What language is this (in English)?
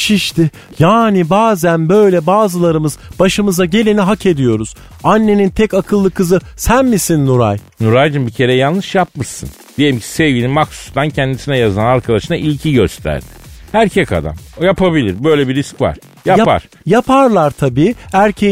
Turkish